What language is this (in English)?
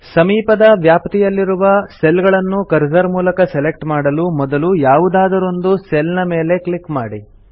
Kannada